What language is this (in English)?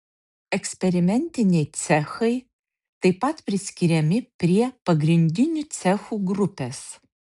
Lithuanian